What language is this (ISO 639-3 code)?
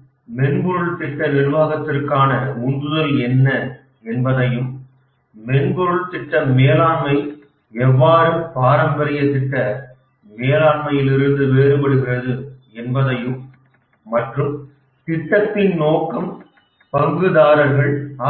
tam